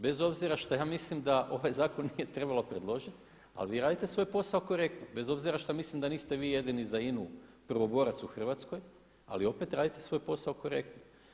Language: Croatian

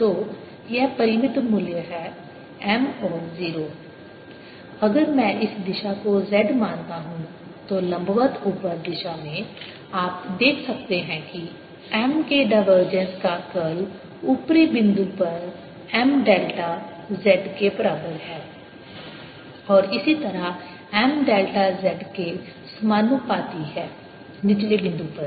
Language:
Hindi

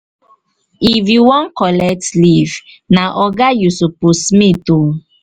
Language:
Nigerian Pidgin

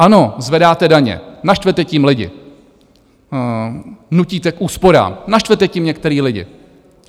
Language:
Czech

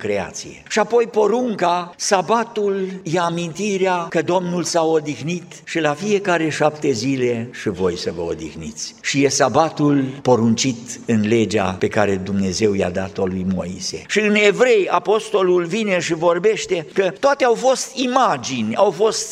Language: Romanian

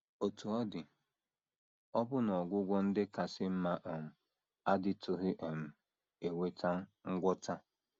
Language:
Igbo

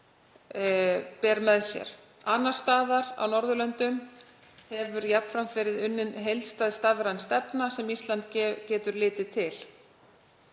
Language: Icelandic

